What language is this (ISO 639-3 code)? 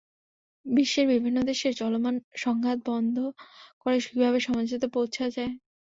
ben